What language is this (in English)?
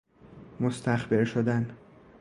Persian